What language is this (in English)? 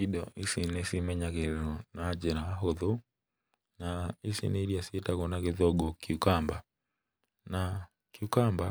Kikuyu